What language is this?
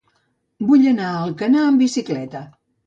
Catalan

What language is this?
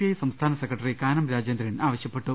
Malayalam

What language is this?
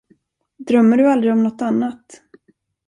Swedish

